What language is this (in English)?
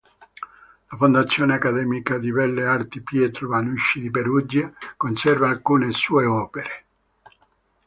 Italian